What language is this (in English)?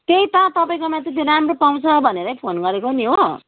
Nepali